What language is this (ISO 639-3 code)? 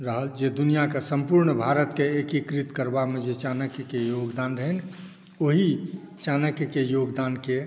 mai